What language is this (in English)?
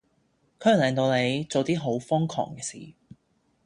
Cantonese